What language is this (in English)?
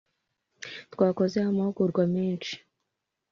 Kinyarwanda